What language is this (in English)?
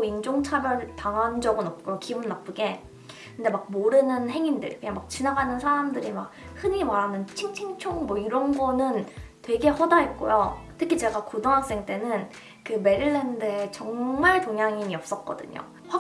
Korean